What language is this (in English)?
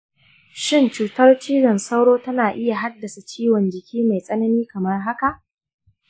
Hausa